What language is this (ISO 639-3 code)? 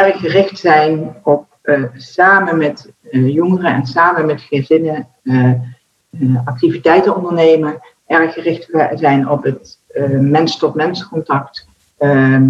nld